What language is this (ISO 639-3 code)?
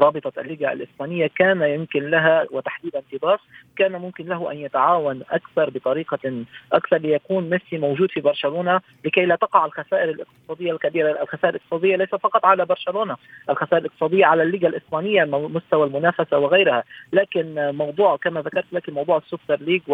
ara